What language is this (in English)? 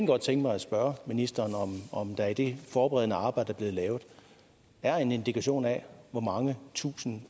Danish